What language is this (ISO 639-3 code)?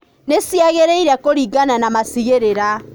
kik